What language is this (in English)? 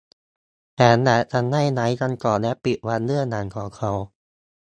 Thai